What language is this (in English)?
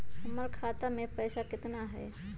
Magahi